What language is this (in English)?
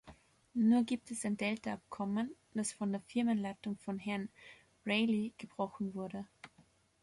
German